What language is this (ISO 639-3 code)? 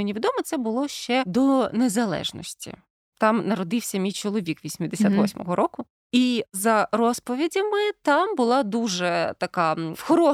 ukr